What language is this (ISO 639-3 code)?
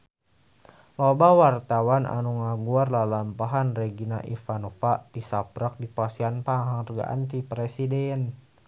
sun